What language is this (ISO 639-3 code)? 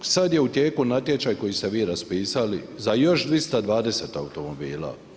hrv